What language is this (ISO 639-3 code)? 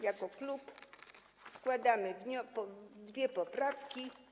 pol